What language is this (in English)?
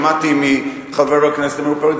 Hebrew